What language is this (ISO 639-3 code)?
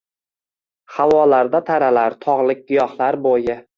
uzb